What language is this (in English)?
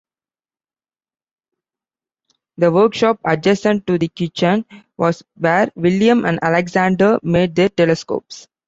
English